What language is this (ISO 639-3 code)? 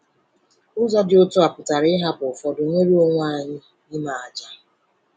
ibo